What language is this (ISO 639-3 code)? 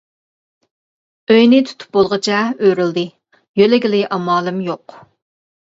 uig